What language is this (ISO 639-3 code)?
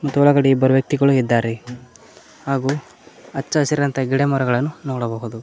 kan